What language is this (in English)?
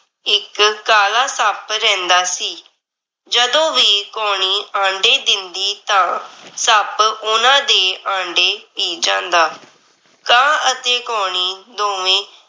Punjabi